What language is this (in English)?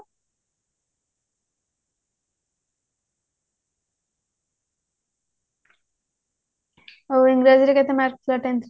Odia